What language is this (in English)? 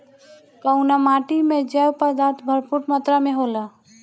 Bhojpuri